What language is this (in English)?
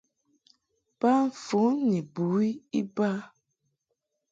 Mungaka